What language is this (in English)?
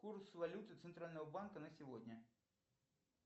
Russian